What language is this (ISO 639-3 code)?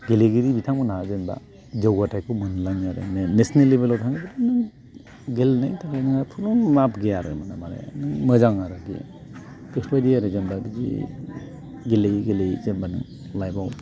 brx